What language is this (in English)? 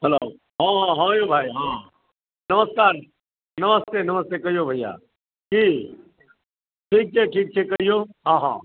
Maithili